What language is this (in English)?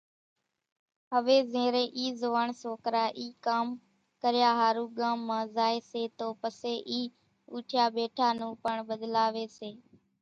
Kachi Koli